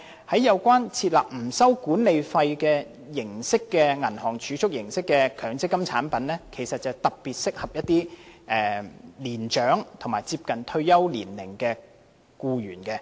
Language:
Cantonese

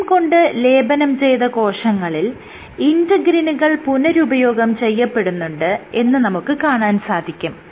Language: Malayalam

